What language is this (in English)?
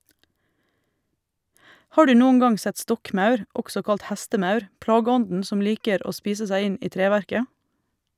Norwegian